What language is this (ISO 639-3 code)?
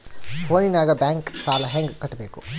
kan